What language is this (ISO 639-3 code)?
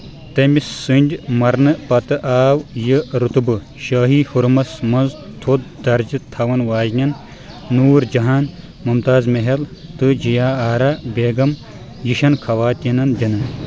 kas